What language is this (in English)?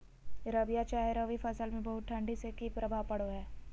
Magahi